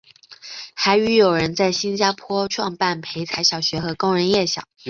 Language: Chinese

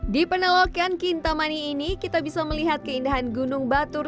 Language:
Indonesian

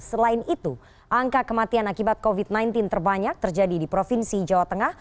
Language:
Indonesian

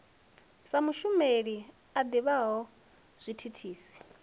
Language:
Venda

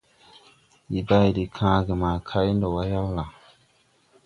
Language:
Tupuri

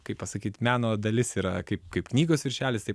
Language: Lithuanian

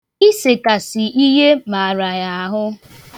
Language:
Igbo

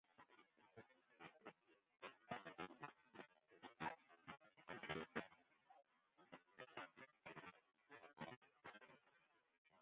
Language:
Western Frisian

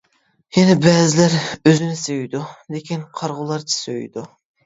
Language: Uyghur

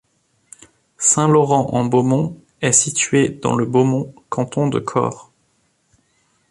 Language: French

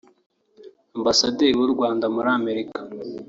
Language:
Kinyarwanda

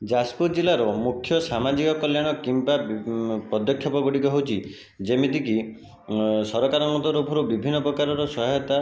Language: Odia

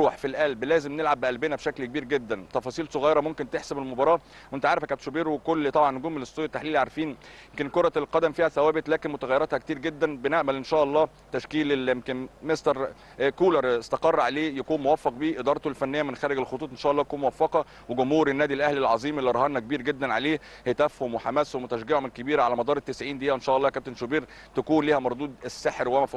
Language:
Arabic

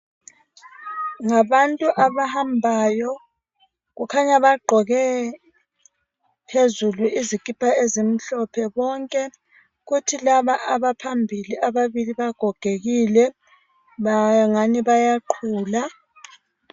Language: North Ndebele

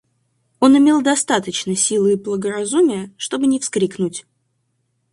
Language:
Russian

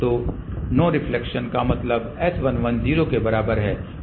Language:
Hindi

